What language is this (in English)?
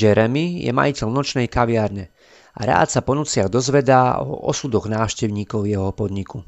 Slovak